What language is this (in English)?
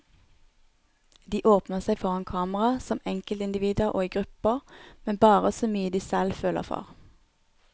Norwegian